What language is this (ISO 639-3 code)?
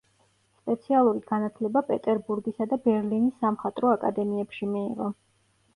kat